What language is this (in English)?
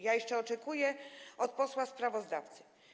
Polish